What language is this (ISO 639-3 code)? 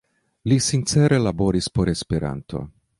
epo